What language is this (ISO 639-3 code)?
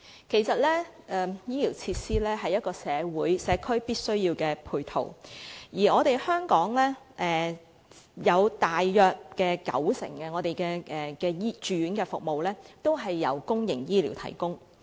yue